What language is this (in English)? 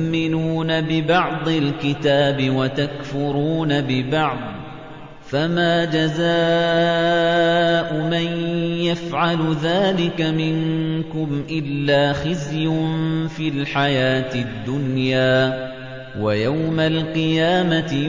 Arabic